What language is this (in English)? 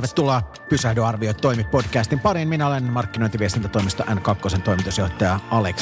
Finnish